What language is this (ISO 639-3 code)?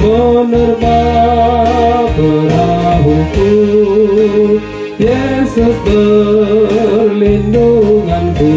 ara